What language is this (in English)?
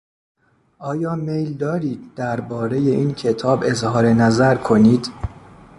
Persian